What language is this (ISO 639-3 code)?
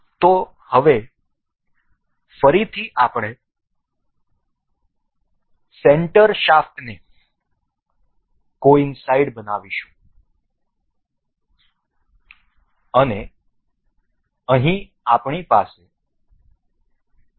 guj